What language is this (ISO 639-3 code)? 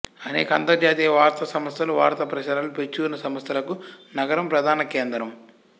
tel